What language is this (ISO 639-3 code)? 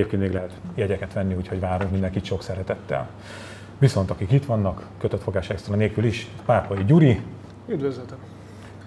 hun